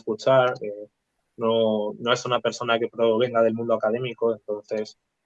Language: Spanish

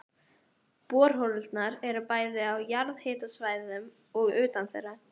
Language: Icelandic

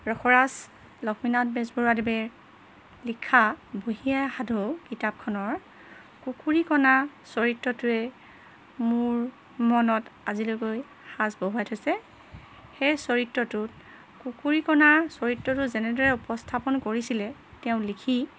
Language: Assamese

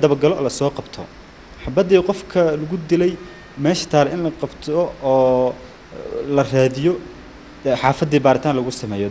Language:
Arabic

